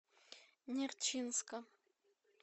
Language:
Russian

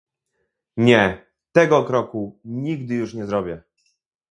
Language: Polish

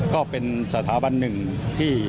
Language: Thai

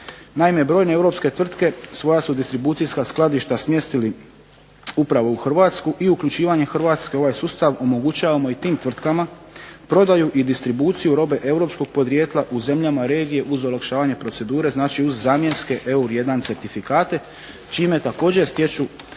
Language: Croatian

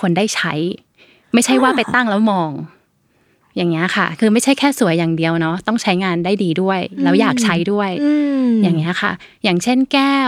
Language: Thai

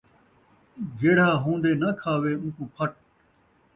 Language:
Saraiki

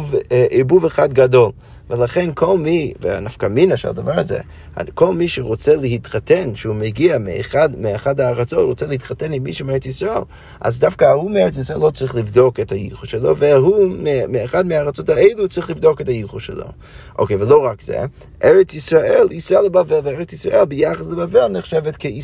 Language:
Hebrew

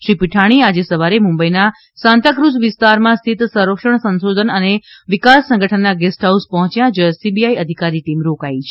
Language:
Gujarati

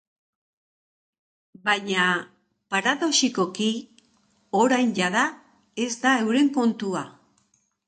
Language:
Basque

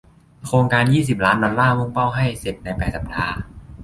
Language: Thai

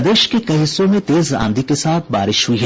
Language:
Hindi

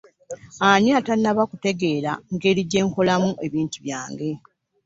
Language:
Ganda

